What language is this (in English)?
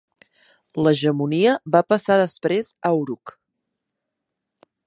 Catalan